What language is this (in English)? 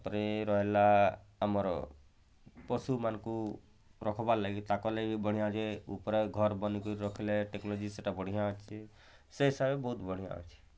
Odia